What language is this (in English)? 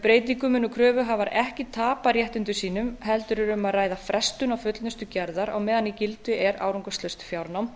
Icelandic